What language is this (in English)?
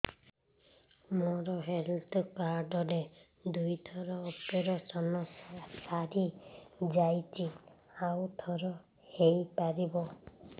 Odia